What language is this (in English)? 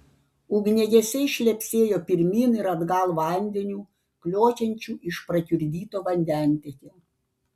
Lithuanian